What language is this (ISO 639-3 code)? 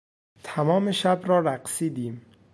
fas